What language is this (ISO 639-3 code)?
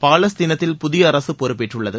tam